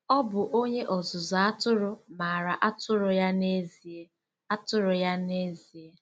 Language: Igbo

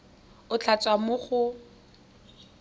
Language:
Tswana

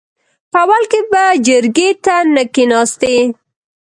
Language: Pashto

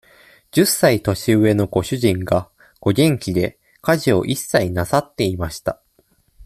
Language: Japanese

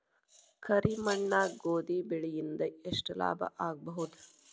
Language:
Kannada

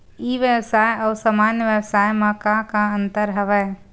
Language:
Chhattisgarhi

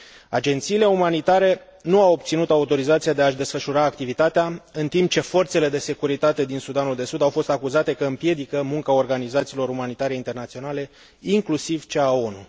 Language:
Romanian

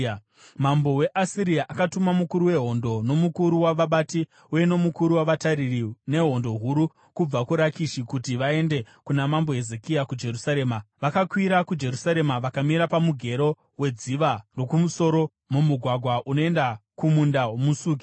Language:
Shona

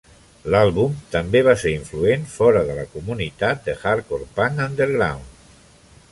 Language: Catalan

